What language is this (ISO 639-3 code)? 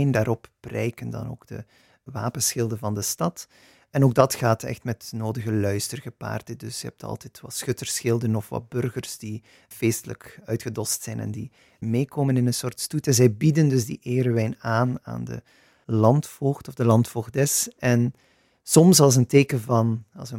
nld